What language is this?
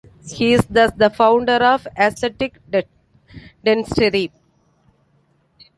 English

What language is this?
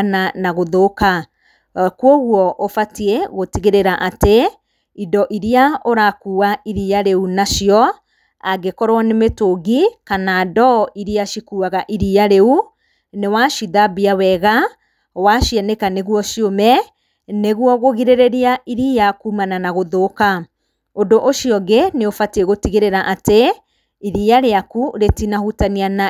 Kikuyu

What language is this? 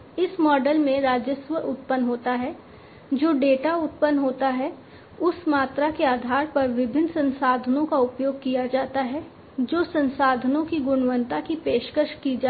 Hindi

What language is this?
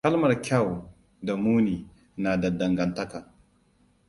Hausa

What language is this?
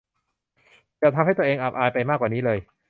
Thai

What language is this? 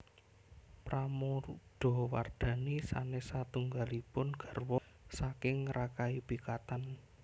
Javanese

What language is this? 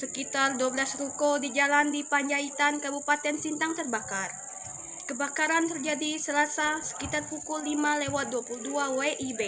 Indonesian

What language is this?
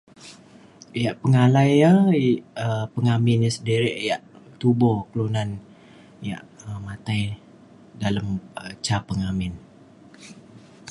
Mainstream Kenyah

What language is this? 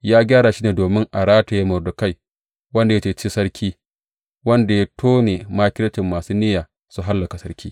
Hausa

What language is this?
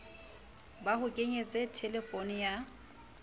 Southern Sotho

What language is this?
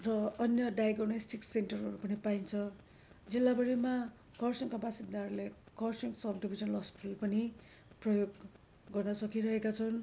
Nepali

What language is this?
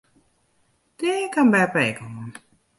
Western Frisian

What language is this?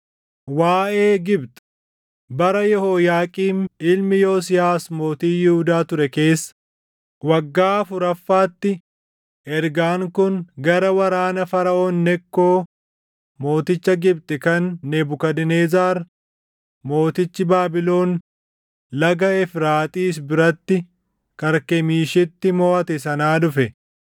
Oromo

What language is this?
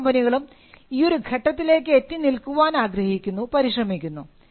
Malayalam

